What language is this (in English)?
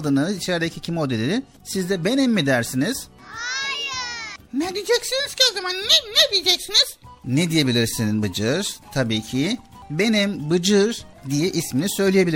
Turkish